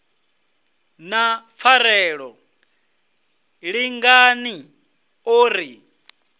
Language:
Venda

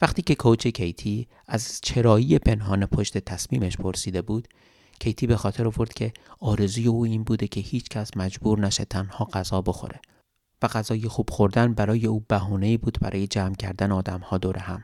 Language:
Persian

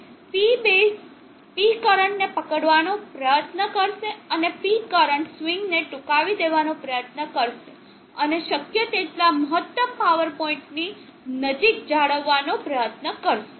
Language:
Gujarati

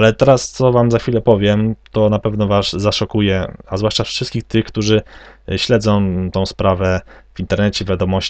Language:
Polish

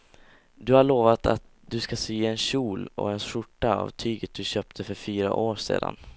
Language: Swedish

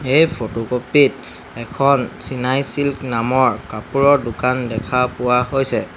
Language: Assamese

